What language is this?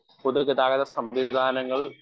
Malayalam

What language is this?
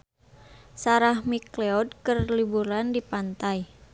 Sundanese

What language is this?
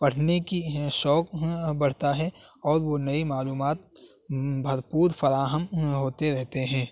Urdu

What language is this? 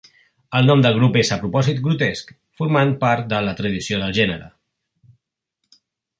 Catalan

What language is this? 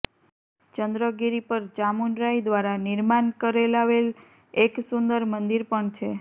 Gujarati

